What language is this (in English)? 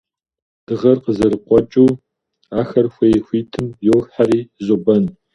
Kabardian